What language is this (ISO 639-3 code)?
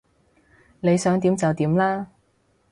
yue